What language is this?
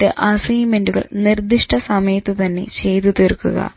Malayalam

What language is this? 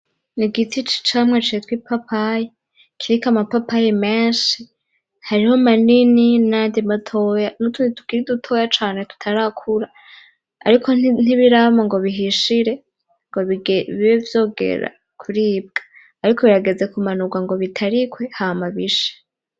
Rundi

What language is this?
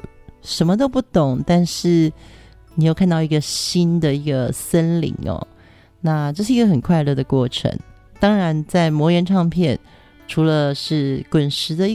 Chinese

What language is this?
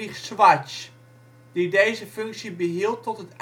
Dutch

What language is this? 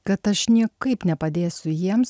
Lithuanian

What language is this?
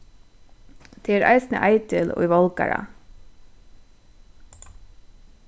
Faroese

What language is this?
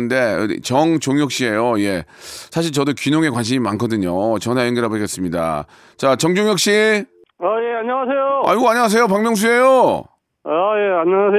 Korean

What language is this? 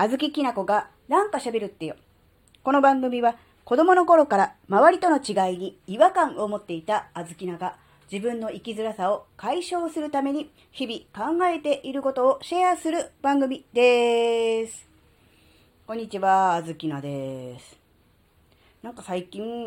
Japanese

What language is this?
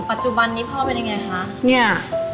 Thai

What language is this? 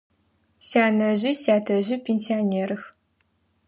Adyghe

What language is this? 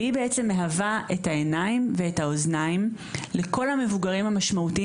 Hebrew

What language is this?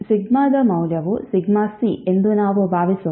Kannada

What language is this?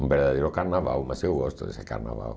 Portuguese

